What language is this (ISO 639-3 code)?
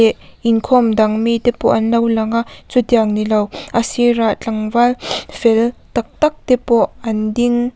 lus